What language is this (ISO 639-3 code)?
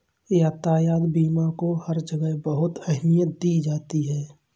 hin